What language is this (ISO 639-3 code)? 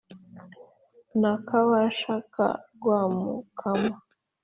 kin